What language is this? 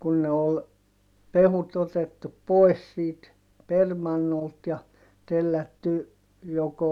Finnish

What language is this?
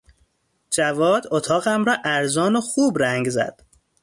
Persian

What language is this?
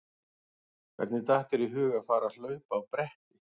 Icelandic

